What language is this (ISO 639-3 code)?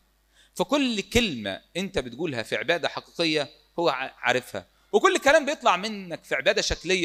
ara